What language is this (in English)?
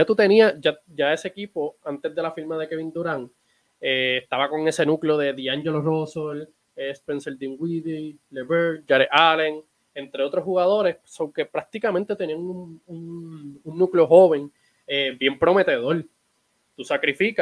Spanish